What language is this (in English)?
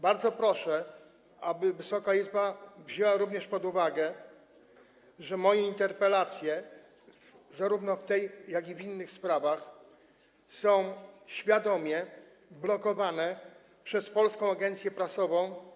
Polish